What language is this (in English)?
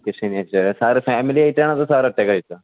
Malayalam